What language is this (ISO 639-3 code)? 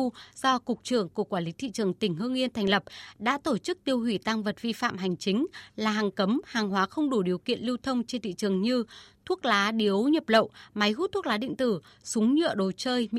vie